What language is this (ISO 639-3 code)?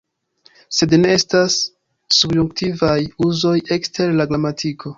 epo